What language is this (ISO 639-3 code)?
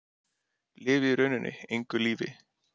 isl